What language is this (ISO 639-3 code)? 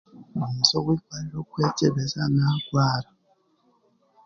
cgg